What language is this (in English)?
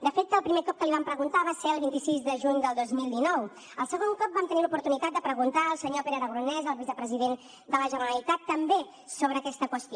Catalan